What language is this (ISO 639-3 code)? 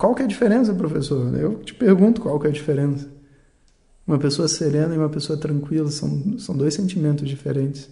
por